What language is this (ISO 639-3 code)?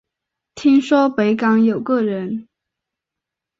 zho